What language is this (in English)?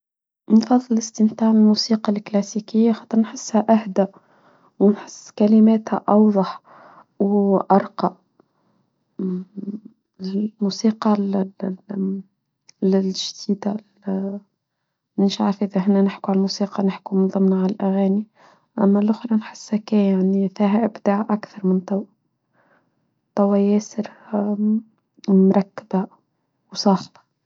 Tunisian Arabic